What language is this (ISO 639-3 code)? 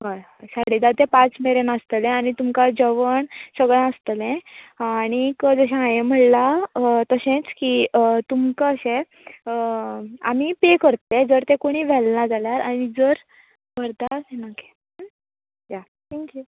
kok